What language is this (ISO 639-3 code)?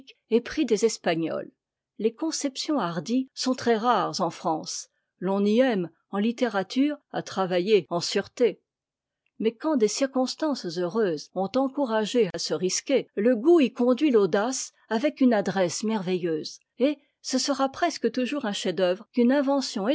fra